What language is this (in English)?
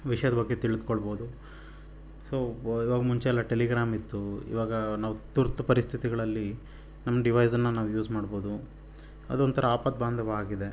Kannada